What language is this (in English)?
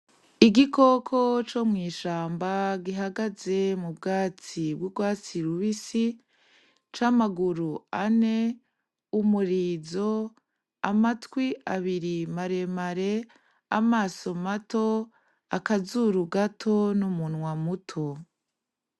Rundi